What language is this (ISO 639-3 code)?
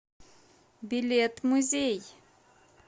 rus